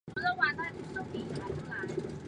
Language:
Chinese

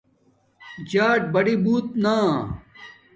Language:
Domaaki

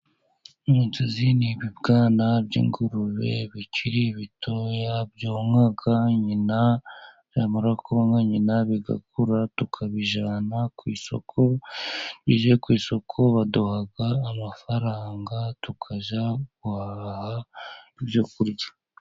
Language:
Kinyarwanda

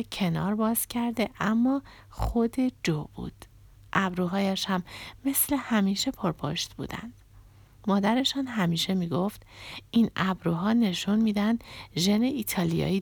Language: Persian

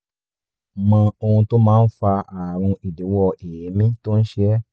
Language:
Yoruba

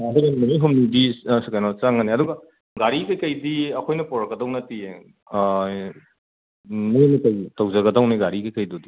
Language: Manipuri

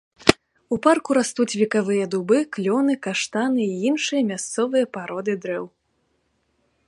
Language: Belarusian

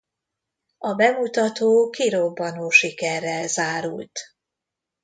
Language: Hungarian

